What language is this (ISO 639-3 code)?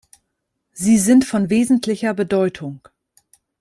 deu